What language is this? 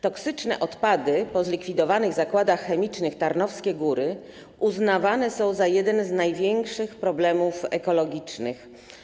Polish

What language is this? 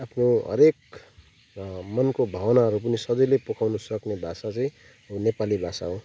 Nepali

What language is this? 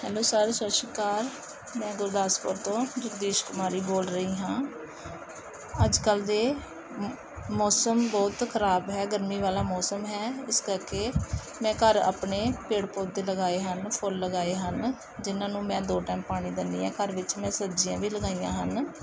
Punjabi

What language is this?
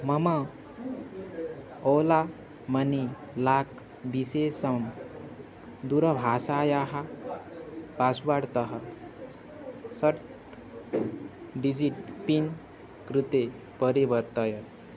Sanskrit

